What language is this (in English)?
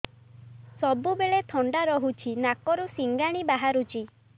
Odia